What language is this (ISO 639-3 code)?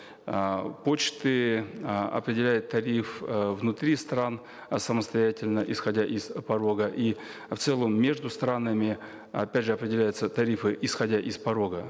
kaz